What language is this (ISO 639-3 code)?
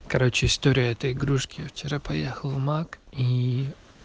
rus